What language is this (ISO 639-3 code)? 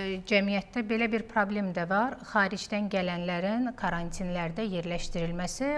tur